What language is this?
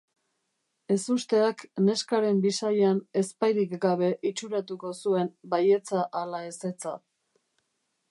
Basque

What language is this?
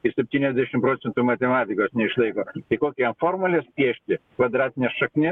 Lithuanian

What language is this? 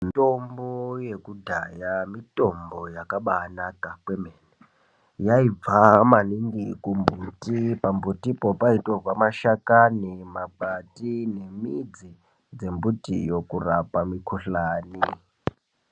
Ndau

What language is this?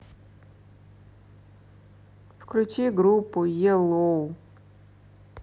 Russian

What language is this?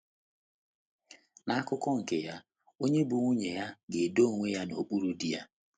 Igbo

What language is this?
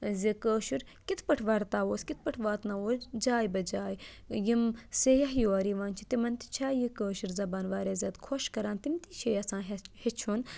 Kashmiri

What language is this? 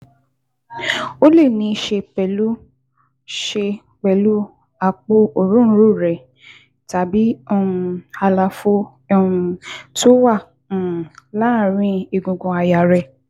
Yoruba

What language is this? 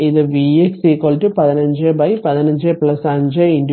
Malayalam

